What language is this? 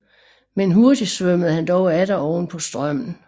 Danish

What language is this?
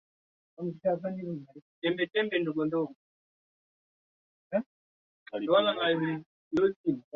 Swahili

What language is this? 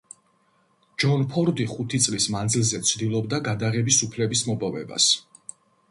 Georgian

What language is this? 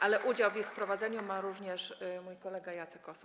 Polish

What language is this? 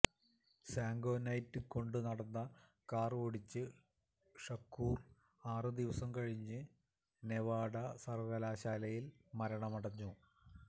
Malayalam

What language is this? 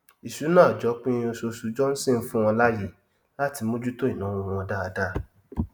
Yoruba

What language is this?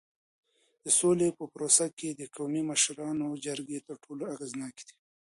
Pashto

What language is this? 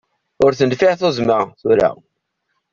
Kabyle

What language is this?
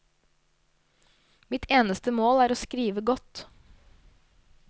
Norwegian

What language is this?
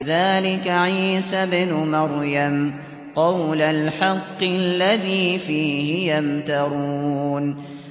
Arabic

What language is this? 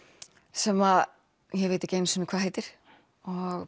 Icelandic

